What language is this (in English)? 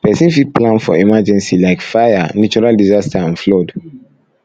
Nigerian Pidgin